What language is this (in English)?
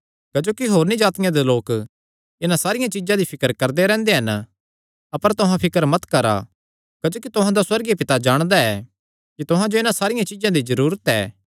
Kangri